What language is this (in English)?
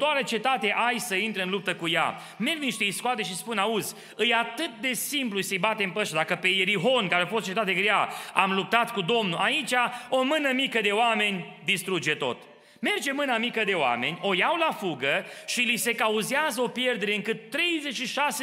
Romanian